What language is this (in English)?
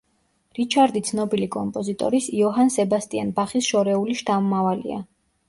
Georgian